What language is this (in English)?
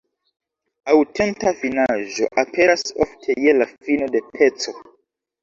Esperanto